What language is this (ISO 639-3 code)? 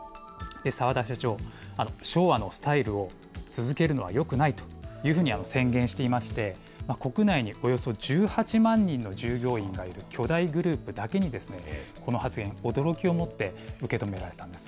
jpn